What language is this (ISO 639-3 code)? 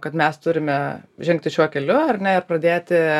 lit